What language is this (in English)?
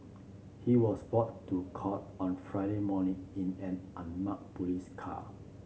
English